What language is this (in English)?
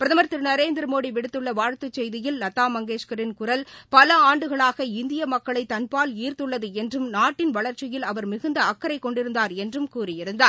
Tamil